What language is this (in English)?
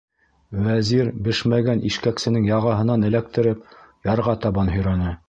Bashkir